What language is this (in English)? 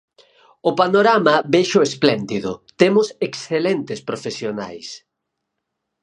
Galician